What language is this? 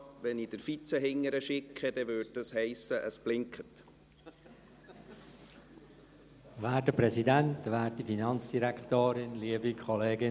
Swiss German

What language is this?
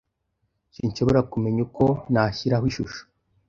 Kinyarwanda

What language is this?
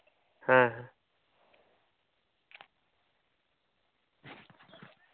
Santali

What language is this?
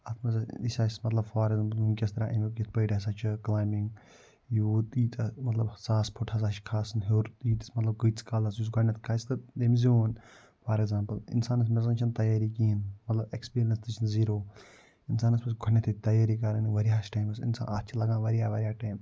Kashmiri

